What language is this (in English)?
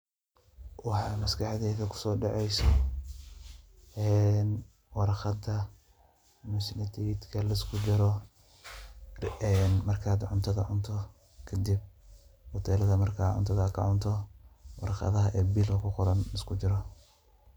Somali